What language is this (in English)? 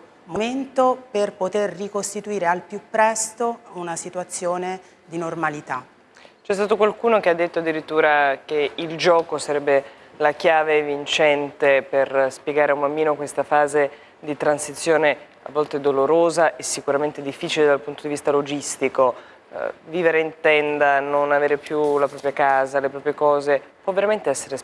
Italian